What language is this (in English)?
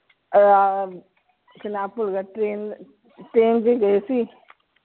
Punjabi